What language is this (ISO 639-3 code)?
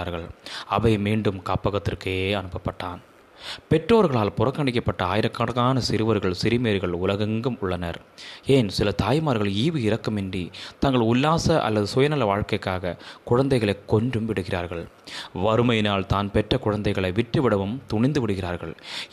tam